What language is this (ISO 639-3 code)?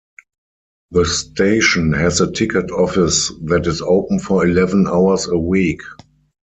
eng